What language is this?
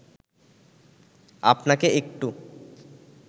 Bangla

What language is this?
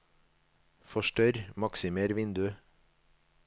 Norwegian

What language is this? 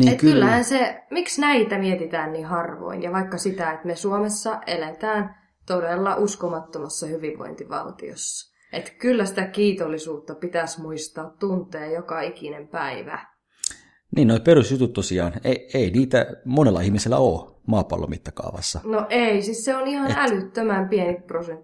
Finnish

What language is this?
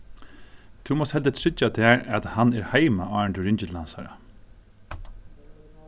Faroese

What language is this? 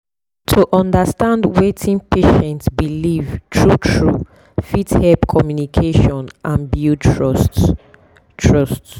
Nigerian Pidgin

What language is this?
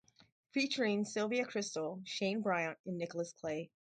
English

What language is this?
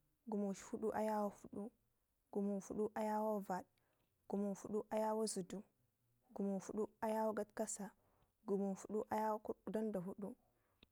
Ngizim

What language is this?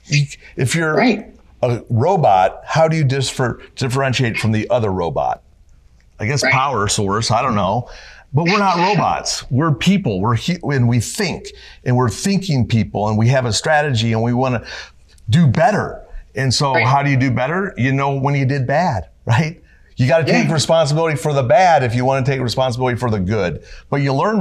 English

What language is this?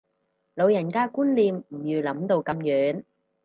Cantonese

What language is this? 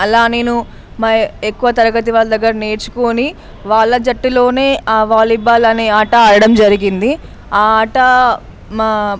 Telugu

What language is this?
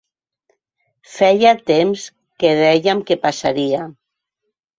Catalan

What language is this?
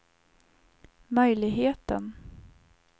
Swedish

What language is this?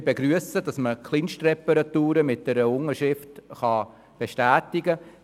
Swiss German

